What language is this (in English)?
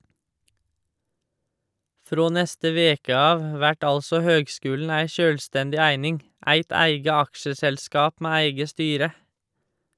Norwegian